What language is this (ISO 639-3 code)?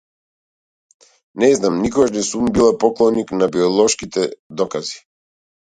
mkd